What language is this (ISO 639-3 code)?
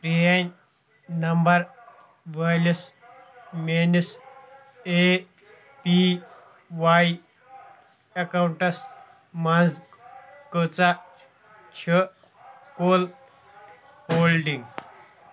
kas